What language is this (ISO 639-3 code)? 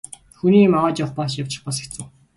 mon